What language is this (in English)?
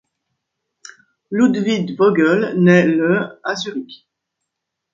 French